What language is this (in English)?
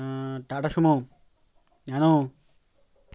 Bangla